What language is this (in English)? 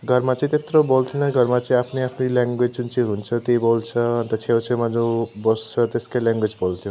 Nepali